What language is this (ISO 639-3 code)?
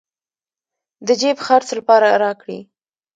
pus